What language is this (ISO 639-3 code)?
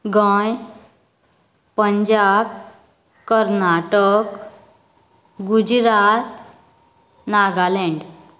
kok